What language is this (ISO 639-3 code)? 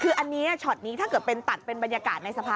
tha